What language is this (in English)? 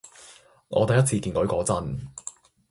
Cantonese